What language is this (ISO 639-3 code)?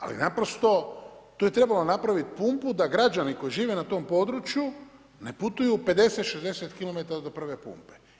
hrv